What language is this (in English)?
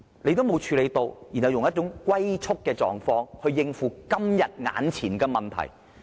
Cantonese